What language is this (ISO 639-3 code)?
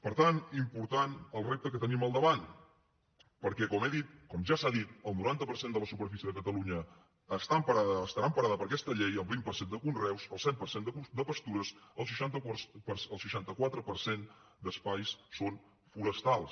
cat